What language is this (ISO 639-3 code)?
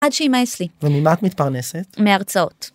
heb